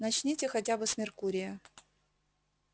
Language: Russian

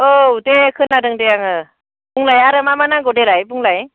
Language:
Bodo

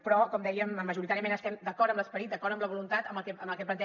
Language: Catalan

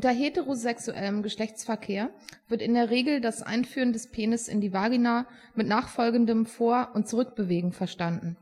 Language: German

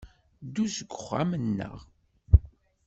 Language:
Kabyle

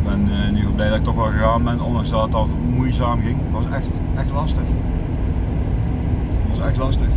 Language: Dutch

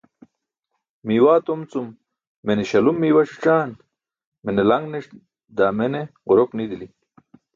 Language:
Burushaski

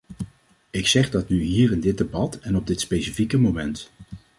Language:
Dutch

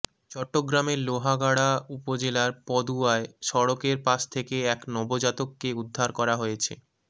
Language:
Bangla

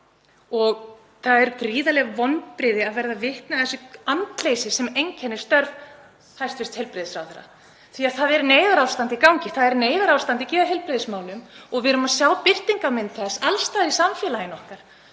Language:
Icelandic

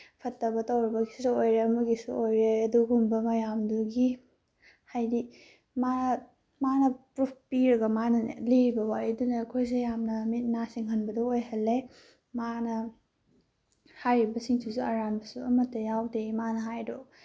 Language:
Manipuri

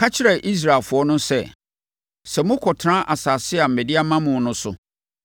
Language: Akan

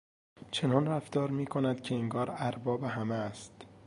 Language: Persian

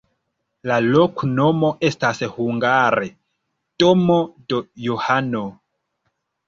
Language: Esperanto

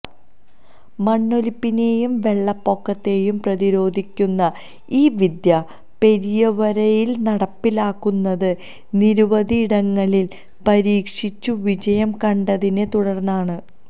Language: Malayalam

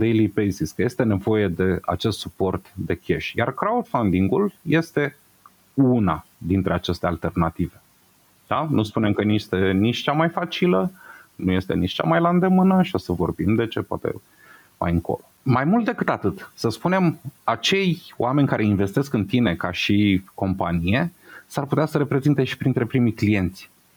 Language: Romanian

